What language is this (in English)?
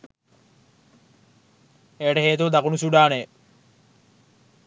Sinhala